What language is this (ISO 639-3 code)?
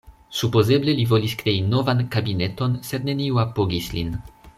epo